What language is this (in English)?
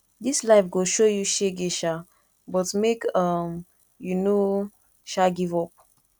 Nigerian Pidgin